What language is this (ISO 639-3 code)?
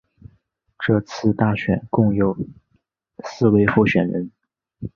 zho